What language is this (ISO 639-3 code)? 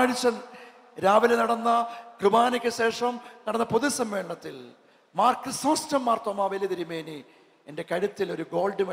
mal